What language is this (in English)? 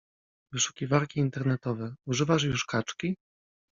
Polish